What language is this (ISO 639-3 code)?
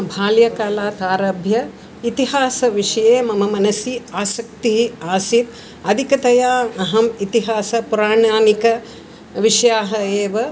san